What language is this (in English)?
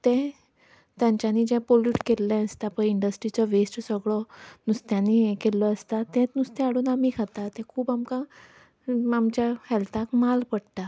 Konkani